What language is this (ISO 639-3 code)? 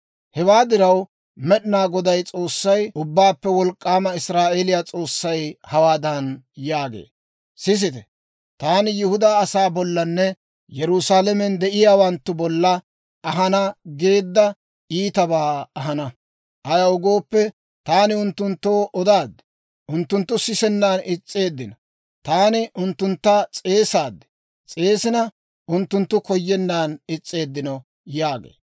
dwr